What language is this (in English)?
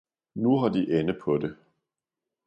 Danish